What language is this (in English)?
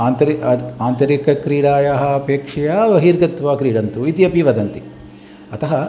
Sanskrit